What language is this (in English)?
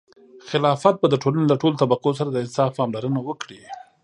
Pashto